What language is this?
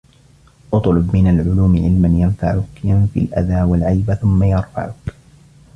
Arabic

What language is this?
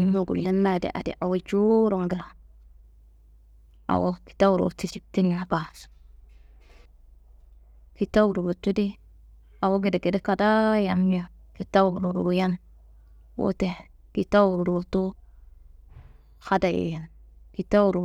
Kanembu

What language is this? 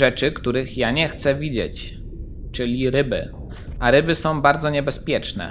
Polish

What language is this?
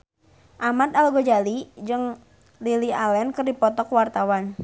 Sundanese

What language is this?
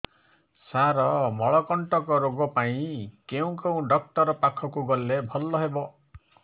Odia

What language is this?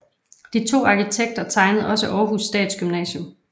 Danish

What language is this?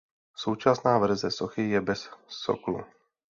Czech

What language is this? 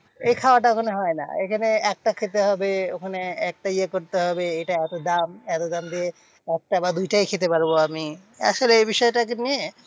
Bangla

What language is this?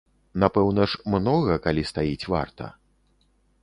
Belarusian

